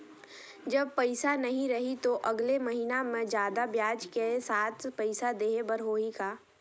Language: Chhattisgarhi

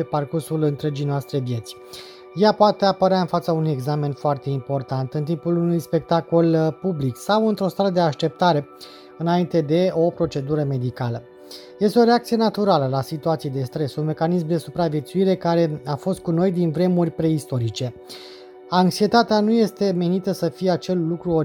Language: Romanian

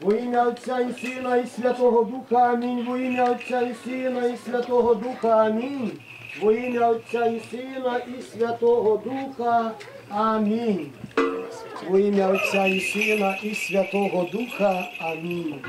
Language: Ukrainian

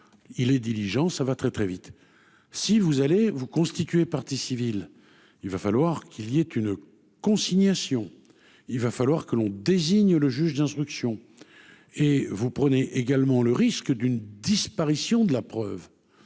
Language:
French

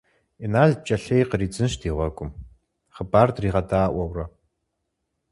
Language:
Kabardian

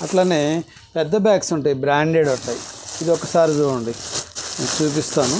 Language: Telugu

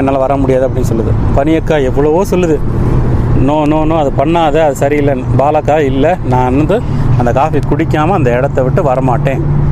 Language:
Tamil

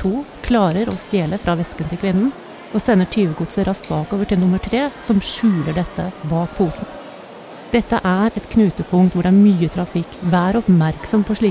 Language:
Norwegian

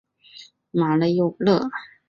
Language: Chinese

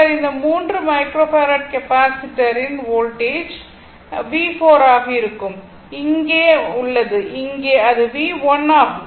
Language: Tamil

